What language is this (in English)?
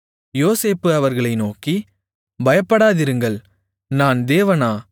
Tamil